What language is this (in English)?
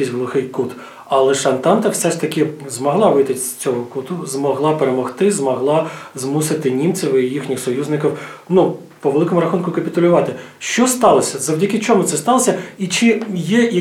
Ukrainian